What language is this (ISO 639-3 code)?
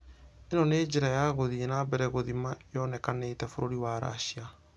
kik